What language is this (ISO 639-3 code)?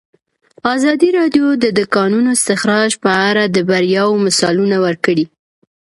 pus